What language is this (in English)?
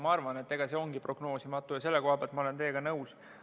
Estonian